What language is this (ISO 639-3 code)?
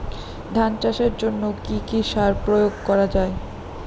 ben